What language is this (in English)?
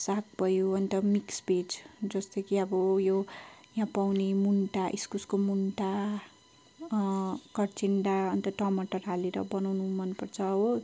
Nepali